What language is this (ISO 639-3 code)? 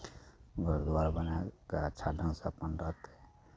mai